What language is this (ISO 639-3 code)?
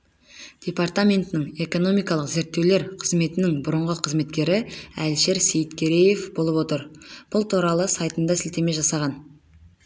kaz